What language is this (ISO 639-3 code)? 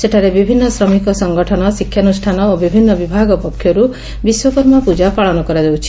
ori